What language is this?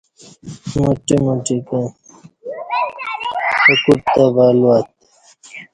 Kati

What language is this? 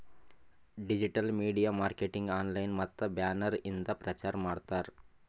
Kannada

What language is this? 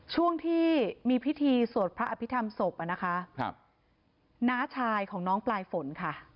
Thai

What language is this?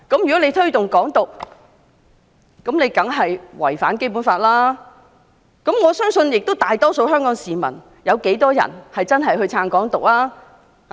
Cantonese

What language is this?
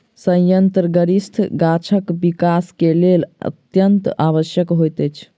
Maithili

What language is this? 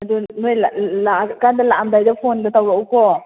Manipuri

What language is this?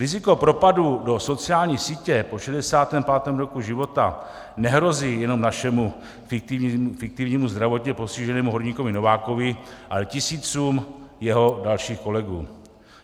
Czech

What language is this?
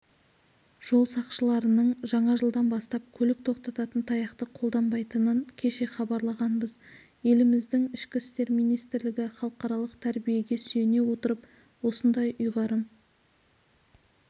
Kazakh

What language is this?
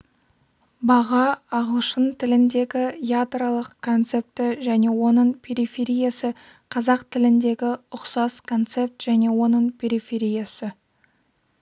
Kazakh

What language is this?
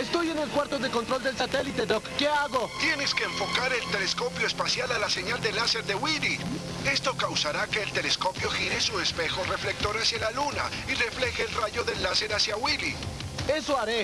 Spanish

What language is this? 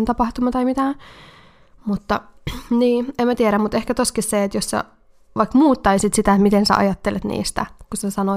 Finnish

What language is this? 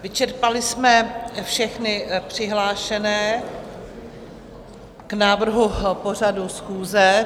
Czech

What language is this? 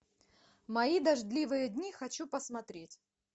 Russian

